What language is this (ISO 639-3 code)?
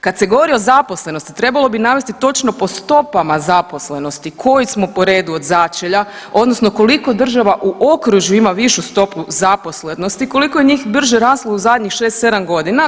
hrv